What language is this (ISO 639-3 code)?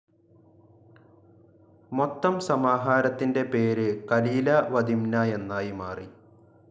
mal